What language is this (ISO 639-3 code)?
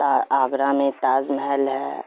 urd